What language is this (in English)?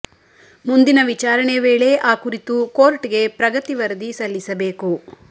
Kannada